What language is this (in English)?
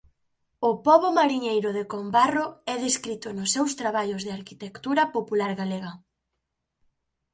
Galician